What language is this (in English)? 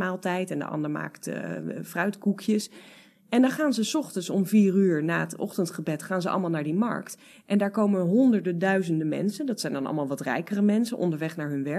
Dutch